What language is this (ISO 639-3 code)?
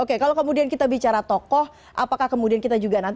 ind